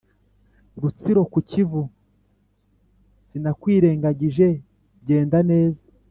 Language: Kinyarwanda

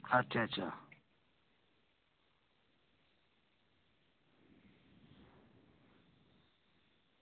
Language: Dogri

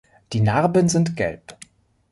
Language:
German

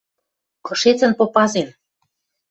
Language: Western Mari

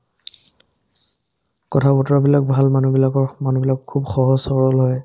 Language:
Assamese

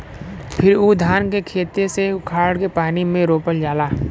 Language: Bhojpuri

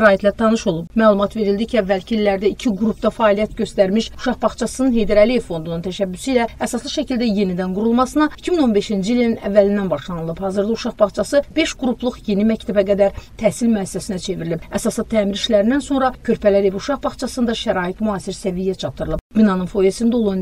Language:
Turkish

